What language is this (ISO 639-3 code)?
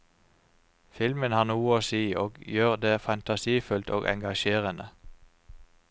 nor